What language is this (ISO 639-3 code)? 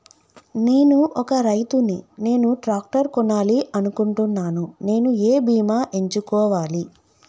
tel